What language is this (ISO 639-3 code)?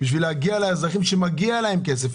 heb